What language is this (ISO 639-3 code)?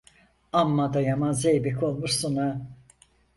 tur